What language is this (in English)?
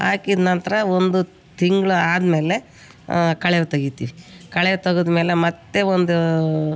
Kannada